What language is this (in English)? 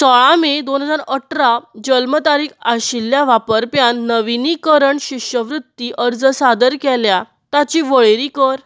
Konkani